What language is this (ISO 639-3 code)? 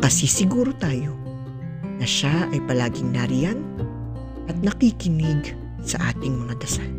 fil